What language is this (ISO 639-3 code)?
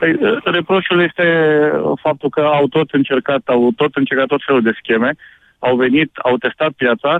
ron